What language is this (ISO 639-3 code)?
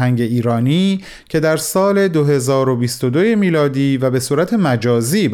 fas